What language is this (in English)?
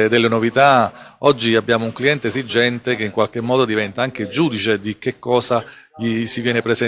Italian